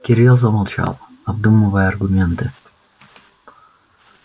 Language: Russian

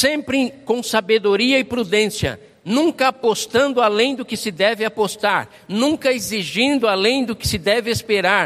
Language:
Portuguese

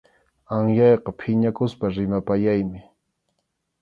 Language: Arequipa-La Unión Quechua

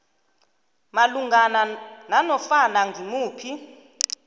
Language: South Ndebele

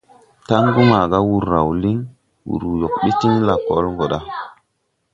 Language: Tupuri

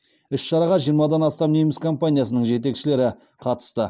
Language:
Kazakh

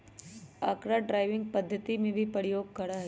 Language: Magahi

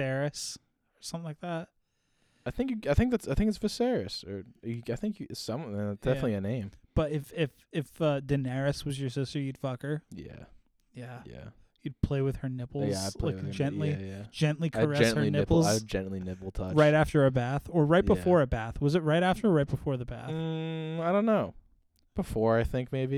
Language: English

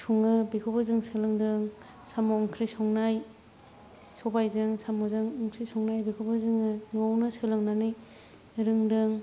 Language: Bodo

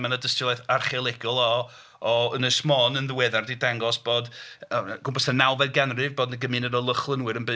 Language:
Welsh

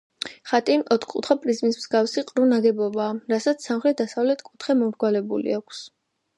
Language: Georgian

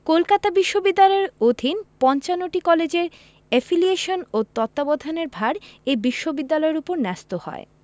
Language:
Bangla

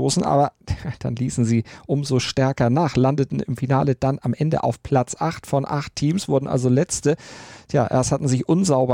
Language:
German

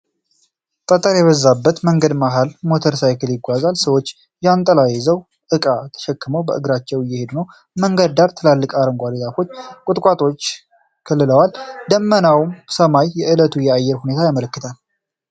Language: Amharic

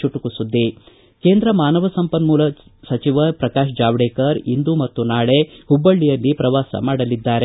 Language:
Kannada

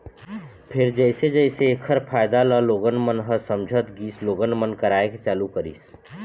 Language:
Chhattisgarhi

